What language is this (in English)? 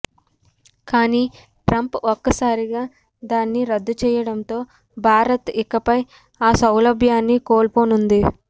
Telugu